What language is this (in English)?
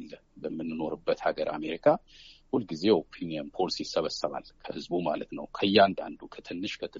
Amharic